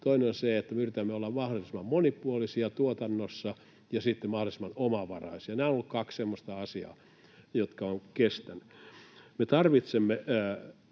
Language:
Finnish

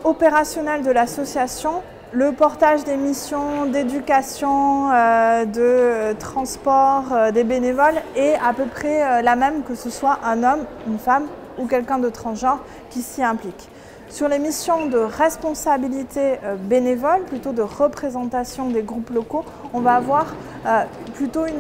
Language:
French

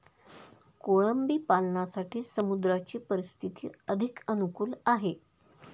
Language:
Marathi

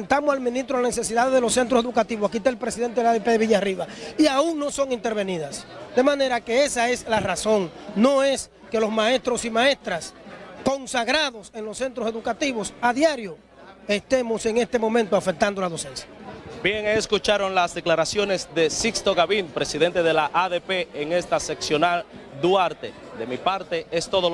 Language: Spanish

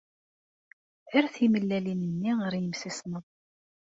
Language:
Kabyle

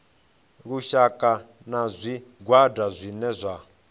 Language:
Venda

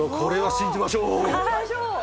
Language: Japanese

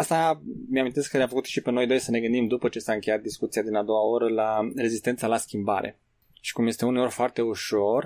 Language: Romanian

